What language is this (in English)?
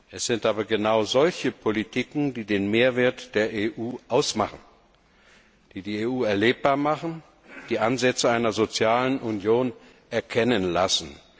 German